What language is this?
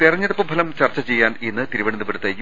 Malayalam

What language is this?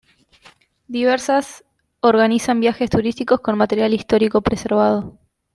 Spanish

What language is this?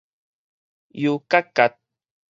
Min Nan Chinese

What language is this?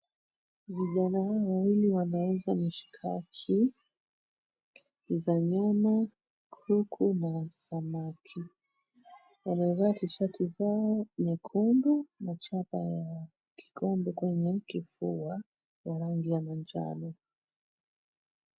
Swahili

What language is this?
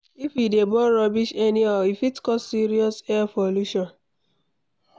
Nigerian Pidgin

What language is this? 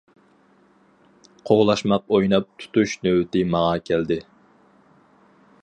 Uyghur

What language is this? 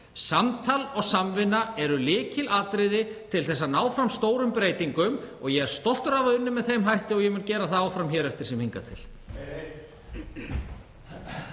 Icelandic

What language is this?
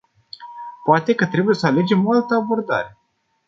Romanian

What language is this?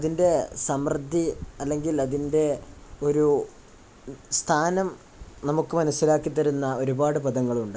Malayalam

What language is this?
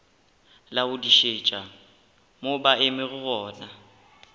Northern Sotho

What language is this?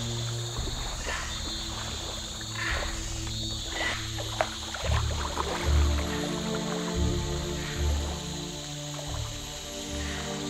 Indonesian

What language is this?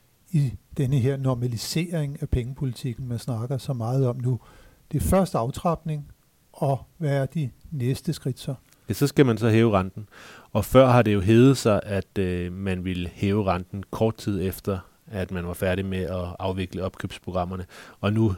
Danish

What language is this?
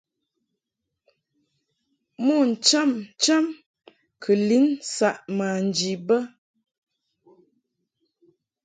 Mungaka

